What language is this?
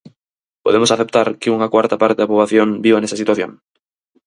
Galician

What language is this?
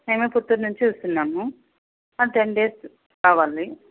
Telugu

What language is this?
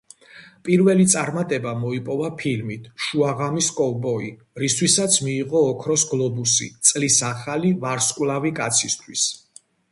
Georgian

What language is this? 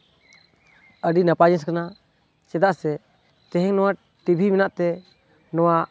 Santali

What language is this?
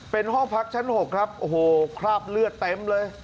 Thai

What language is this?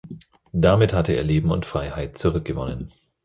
German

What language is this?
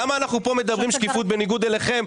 Hebrew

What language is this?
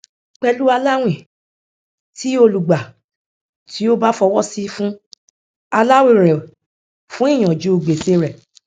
Yoruba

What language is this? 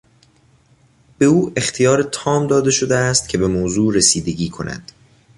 Persian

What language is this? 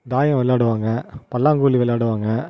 Tamil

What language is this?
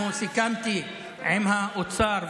Hebrew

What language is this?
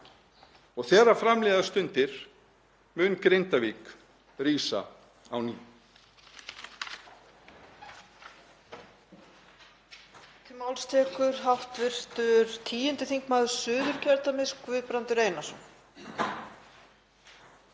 Icelandic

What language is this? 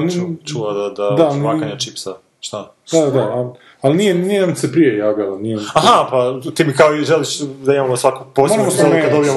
Croatian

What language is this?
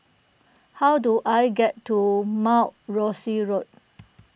English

